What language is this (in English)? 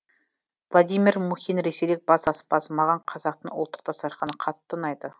Kazakh